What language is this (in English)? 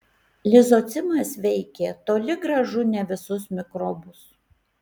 Lithuanian